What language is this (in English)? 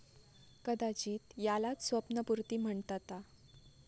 Marathi